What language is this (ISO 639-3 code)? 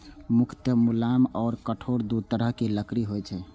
mai